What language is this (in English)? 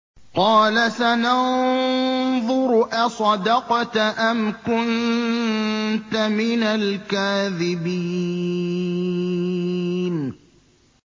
Arabic